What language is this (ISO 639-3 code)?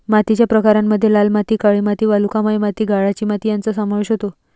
mar